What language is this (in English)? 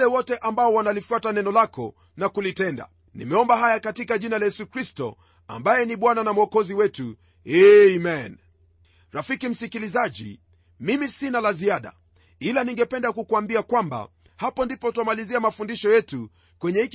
Swahili